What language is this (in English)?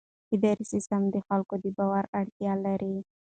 Pashto